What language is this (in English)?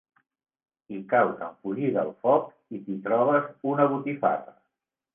Catalan